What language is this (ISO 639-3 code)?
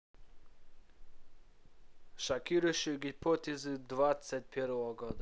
rus